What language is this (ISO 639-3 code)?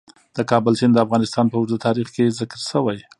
pus